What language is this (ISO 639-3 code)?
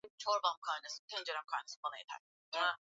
swa